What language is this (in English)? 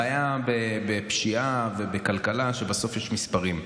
Hebrew